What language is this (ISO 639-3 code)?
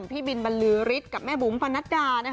tha